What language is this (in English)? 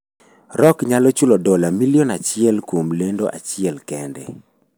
Luo (Kenya and Tanzania)